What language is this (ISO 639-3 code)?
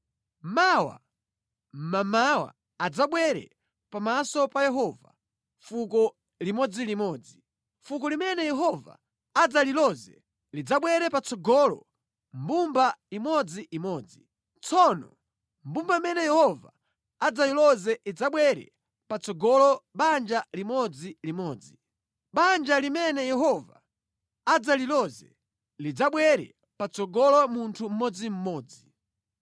nya